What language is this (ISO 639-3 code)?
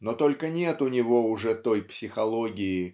rus